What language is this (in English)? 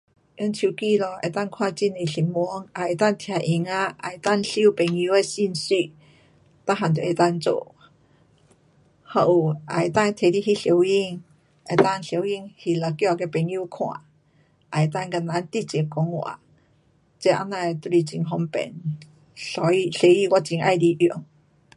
Pu-Xian Chinese